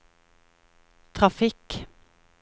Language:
Norwegian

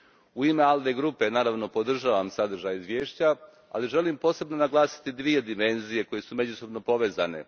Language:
Croatian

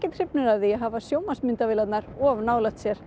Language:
Icelandic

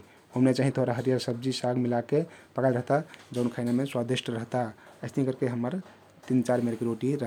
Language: Kathoriya Tharu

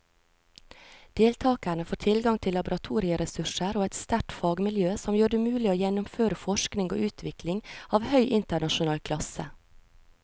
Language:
Norwegian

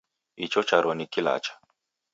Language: Taita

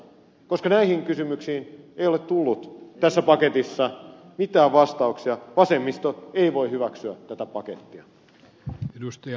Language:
Finnish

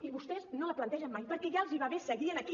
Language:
Catalan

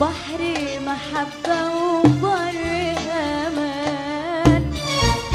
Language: Arabic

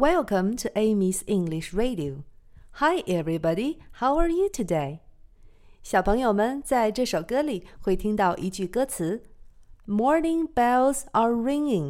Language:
Chinese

